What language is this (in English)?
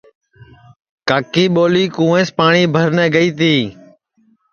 Sansi